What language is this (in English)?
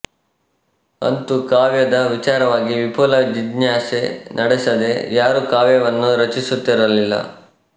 Kannada